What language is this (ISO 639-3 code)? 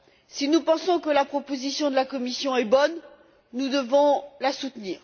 fra